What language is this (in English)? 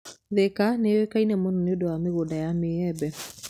Kikuyu